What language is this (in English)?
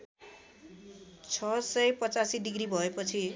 Nepali